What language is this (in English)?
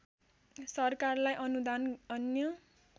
Nepali